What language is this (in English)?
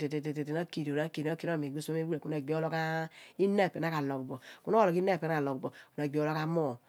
Abua